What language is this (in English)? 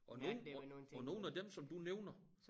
Danish